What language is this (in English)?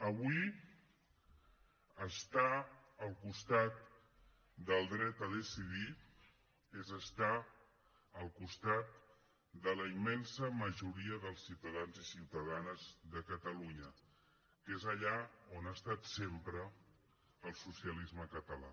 Catalan